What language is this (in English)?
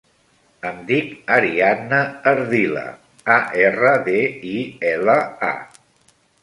Catalan